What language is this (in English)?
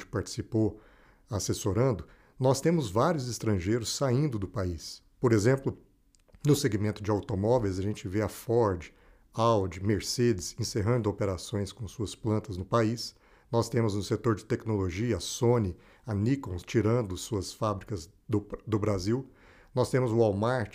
Portuguese